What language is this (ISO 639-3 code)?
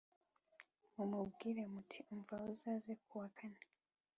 kin